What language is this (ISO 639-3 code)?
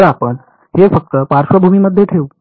mar